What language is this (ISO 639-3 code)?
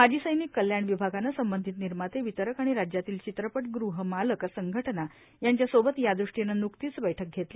mar